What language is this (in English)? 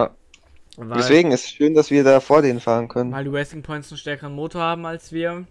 German